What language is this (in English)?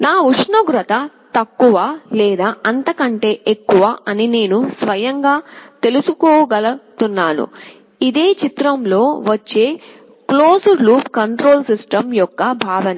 Telugu